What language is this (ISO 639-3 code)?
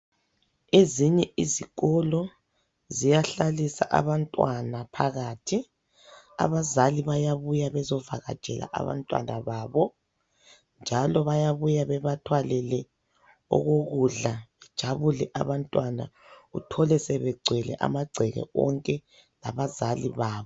nde